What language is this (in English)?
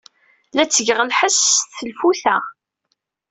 Kabyle